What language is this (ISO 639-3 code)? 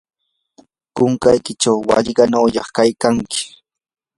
qur